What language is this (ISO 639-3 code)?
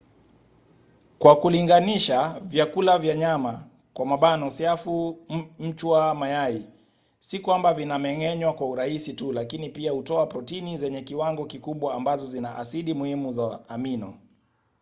swa